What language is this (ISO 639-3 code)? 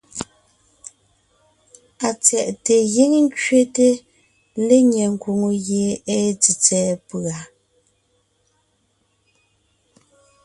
nnh